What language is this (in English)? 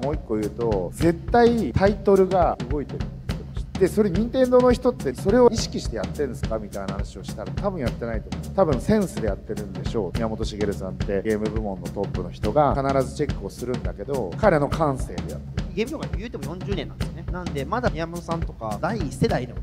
Japanese